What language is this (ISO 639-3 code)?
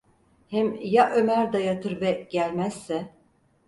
tur